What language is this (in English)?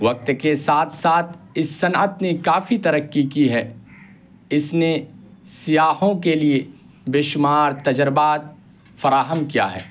Urdu